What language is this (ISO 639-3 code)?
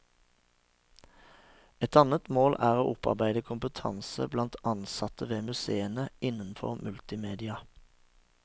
nor